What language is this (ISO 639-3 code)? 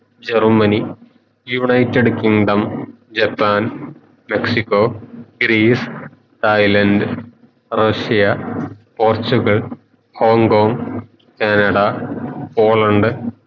mal